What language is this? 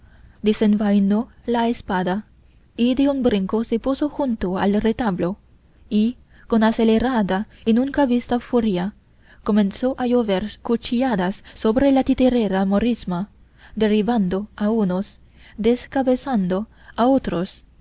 Spanish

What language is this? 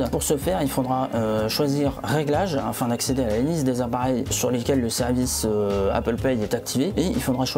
French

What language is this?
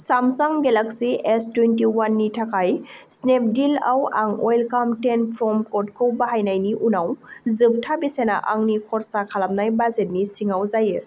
Bodo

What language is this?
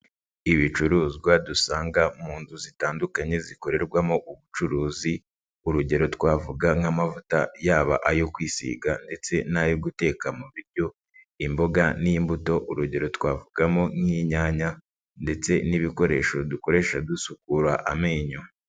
Kinyarwanda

